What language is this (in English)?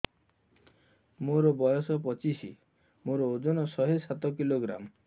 Odia